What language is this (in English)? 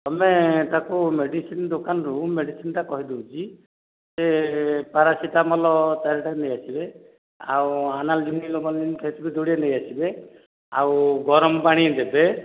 Odia